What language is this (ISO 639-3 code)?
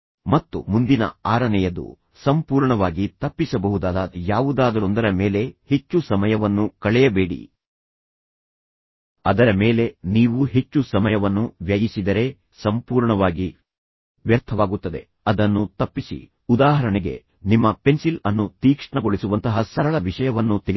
kan